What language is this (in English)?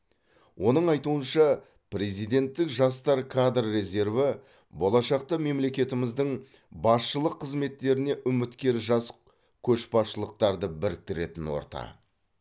Kazakh